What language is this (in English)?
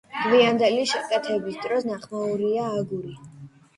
Georgian